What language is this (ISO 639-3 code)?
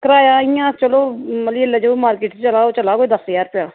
doi